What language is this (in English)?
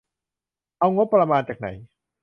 Thai